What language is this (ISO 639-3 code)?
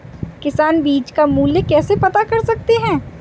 hin